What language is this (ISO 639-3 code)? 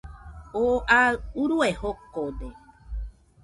hux